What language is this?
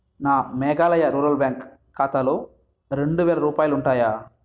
Telugu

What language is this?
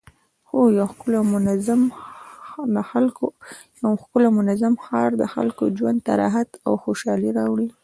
Pashto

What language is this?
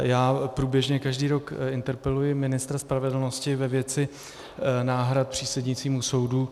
Czech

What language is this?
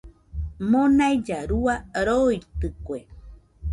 Nüpode Huitoto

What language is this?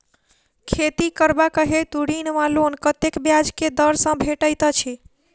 Maithili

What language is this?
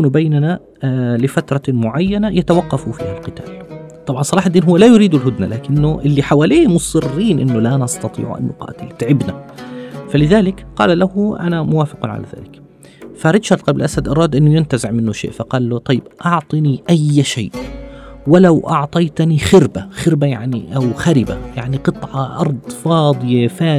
Arabic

